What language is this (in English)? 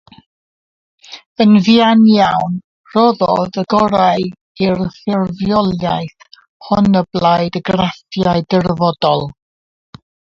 Welsh